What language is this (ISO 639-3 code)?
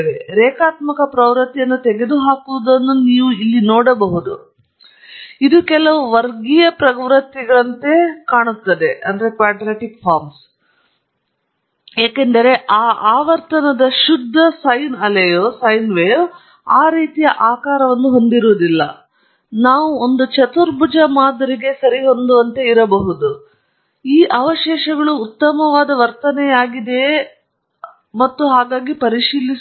kan